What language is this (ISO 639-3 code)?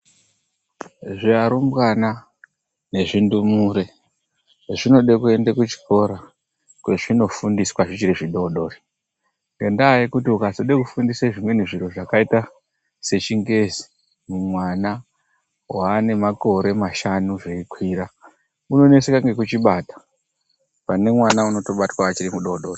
ndc